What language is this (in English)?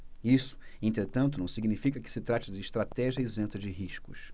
Portuguese